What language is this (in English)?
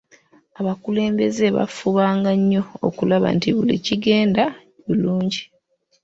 Ganda